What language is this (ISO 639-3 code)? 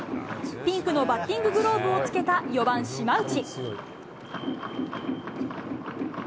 jpn